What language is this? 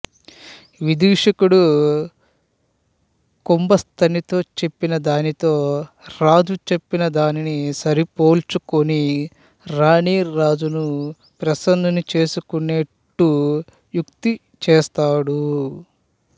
Telugu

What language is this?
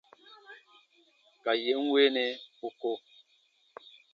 Baatonum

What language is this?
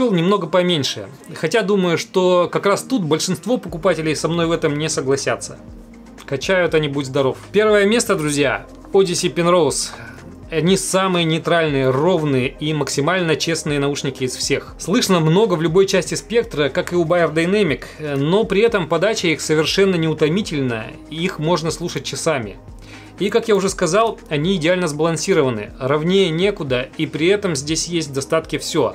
Russian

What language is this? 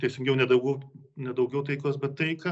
Lithuanian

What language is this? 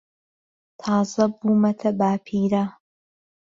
Central Kurdish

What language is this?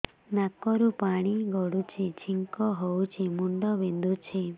Odia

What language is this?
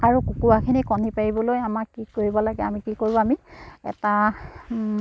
Assamese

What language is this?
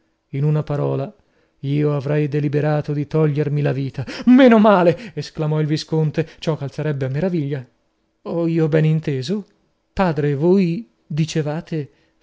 Italian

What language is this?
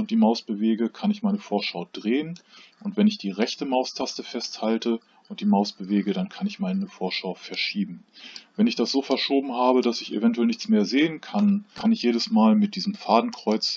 German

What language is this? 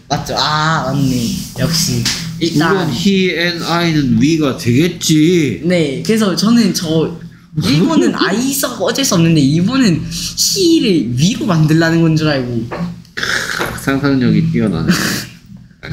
Korean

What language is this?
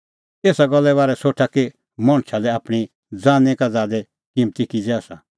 Kullu Pahari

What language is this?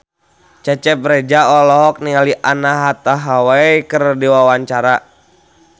Sundanese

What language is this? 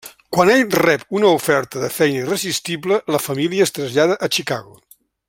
Catalan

